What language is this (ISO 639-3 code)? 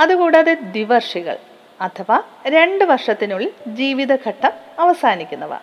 mal